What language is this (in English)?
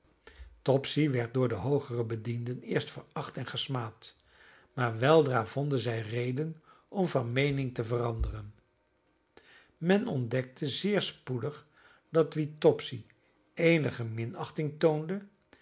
Dutch